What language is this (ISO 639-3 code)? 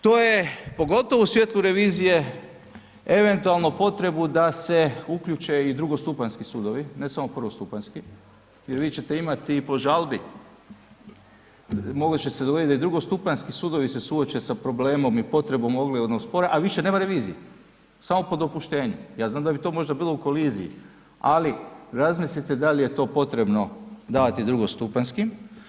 hrv